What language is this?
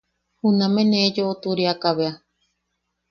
Yaqui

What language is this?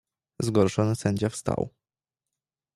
Polish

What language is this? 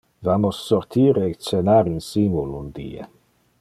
Interlingua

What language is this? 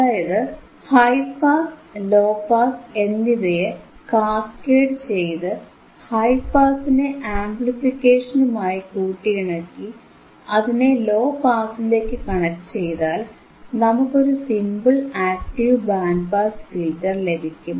Malayalam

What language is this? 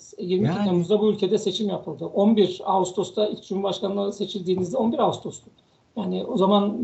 Turkish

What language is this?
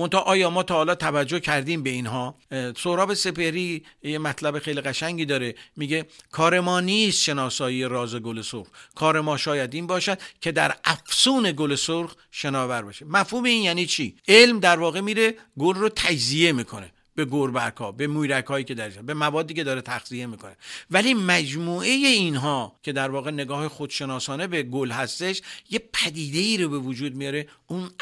Persian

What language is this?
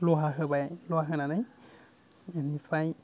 Bodo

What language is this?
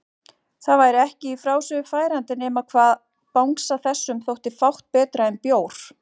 Icelandic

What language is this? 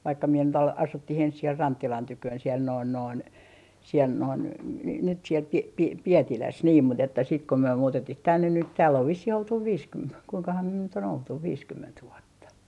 Finnish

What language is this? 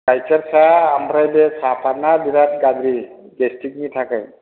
Bodo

